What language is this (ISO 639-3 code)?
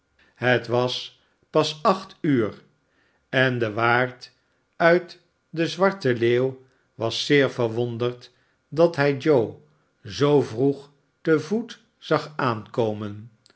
nld